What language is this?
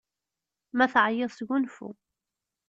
Kabyle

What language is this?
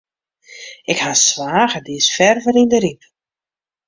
Western Frisian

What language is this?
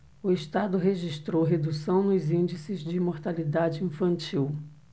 Portuguese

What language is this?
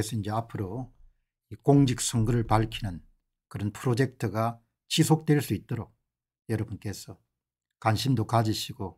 Korean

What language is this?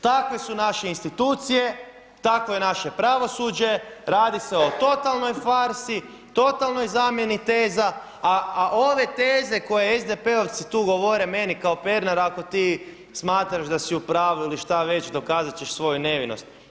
Croatian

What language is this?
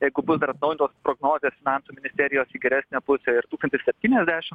Lithuanian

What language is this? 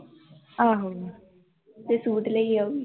Punjabi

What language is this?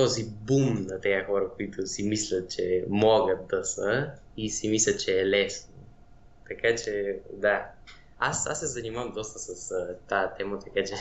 Bulgarian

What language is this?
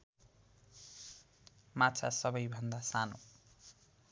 Nepali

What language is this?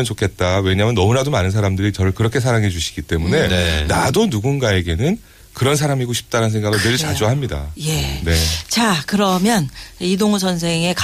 Korean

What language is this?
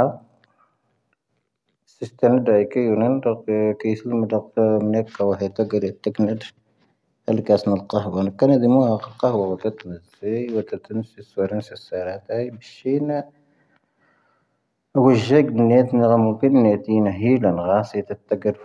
Tahaggart Tamahaq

